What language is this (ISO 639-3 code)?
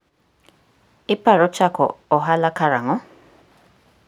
luo